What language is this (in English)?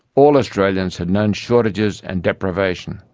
English